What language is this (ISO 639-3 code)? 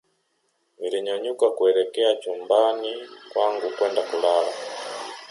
swa